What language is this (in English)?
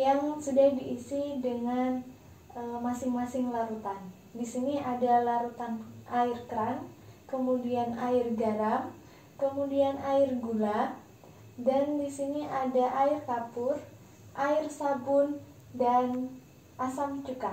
Indonesian